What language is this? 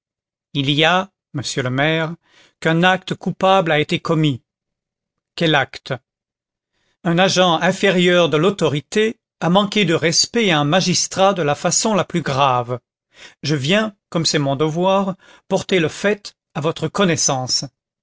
French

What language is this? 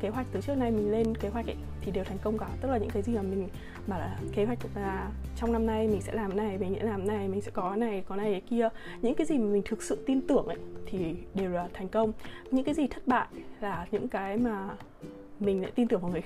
Vietnamese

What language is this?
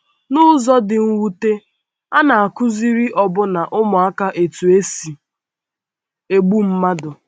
Igbo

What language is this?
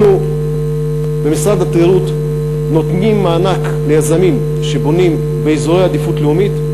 Hebrew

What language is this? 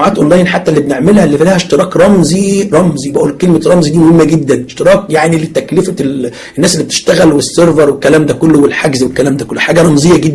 Arabic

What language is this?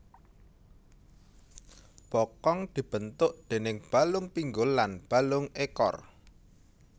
Javanese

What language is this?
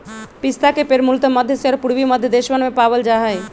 Magahi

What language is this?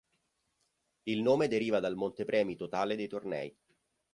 Italian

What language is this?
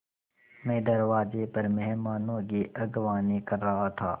Hindi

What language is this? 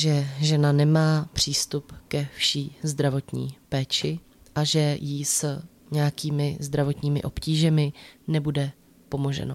Czech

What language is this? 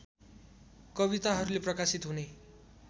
Nepali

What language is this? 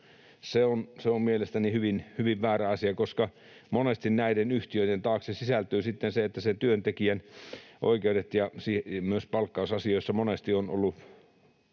Finnish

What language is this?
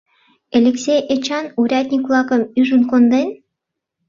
Mari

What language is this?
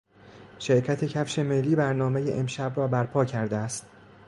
Persian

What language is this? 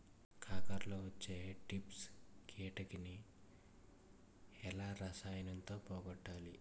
Telugu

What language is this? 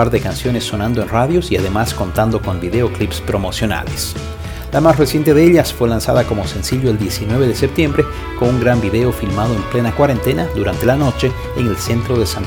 Spanish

